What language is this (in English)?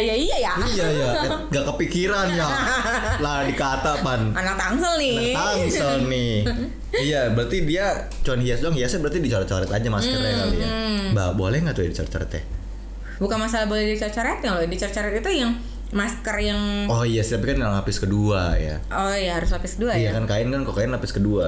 Indonesian